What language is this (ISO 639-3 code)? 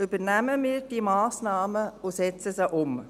gsw